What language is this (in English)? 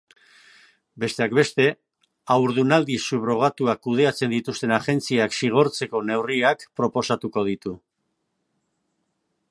Basque